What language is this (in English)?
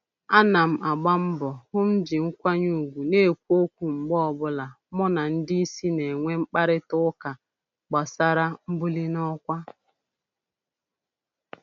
Igbo